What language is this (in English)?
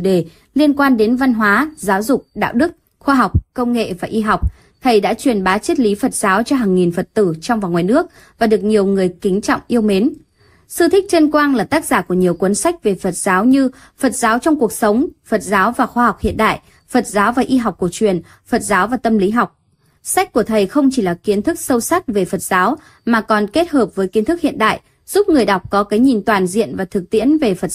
Vietnamese